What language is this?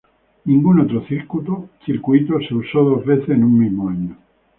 Spanish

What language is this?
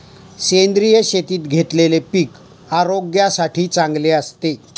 Marathi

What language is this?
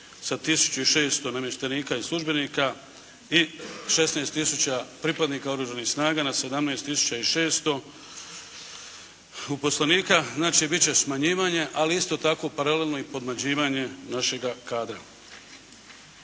Croatian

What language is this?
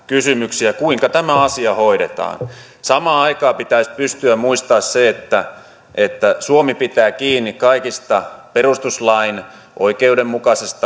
Finnish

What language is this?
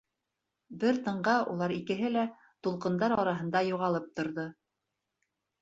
Bashkir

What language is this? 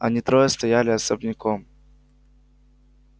Russian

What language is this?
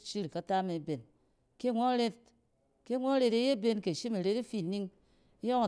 Cen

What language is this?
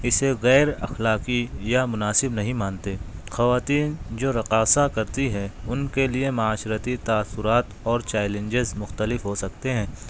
Urdu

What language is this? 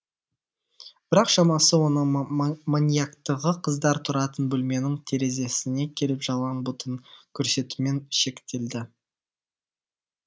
Kazakh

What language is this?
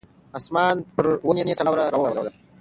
Pashto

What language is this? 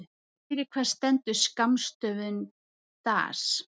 Icelandic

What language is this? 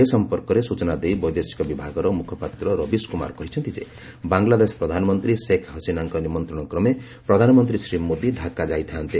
Odia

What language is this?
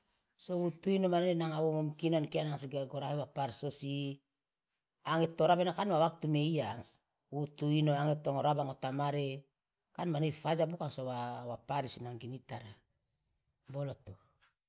Loloda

